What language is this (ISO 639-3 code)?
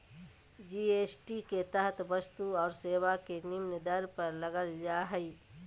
mag